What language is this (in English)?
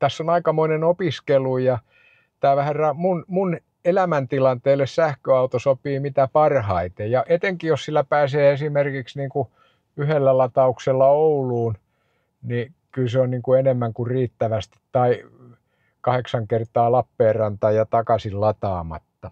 Finnish